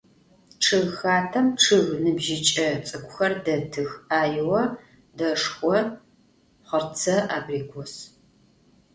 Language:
Adyghe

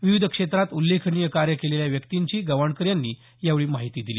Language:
Marathi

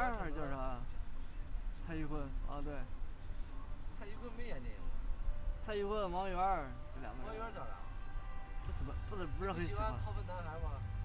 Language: Chinese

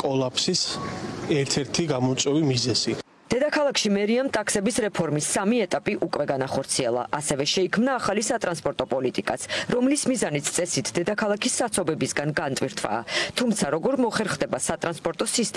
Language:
Romanian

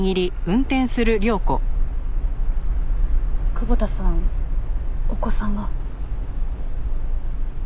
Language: Japanese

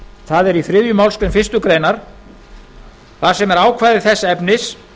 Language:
Icelandic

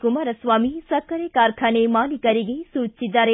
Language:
Kannada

